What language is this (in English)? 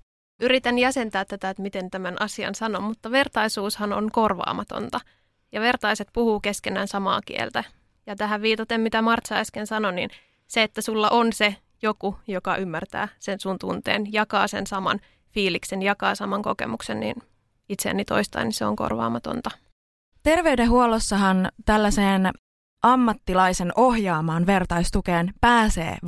Finnish